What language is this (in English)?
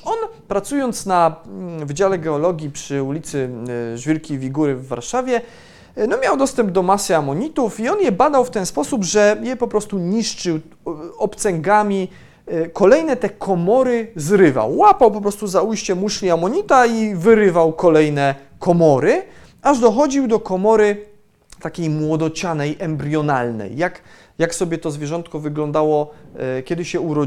Polish